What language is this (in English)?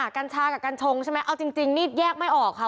Thai